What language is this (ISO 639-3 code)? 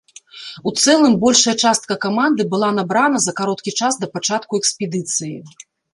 bel